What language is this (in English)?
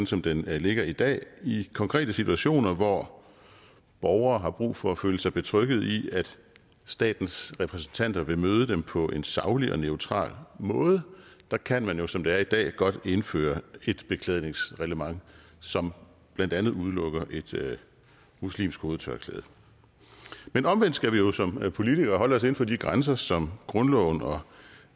Danish